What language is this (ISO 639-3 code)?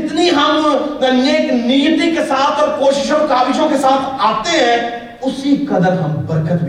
urd